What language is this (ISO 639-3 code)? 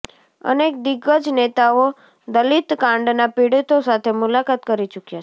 guj